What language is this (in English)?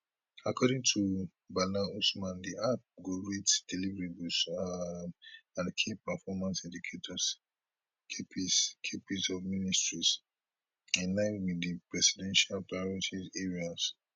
Nigerian Pidgin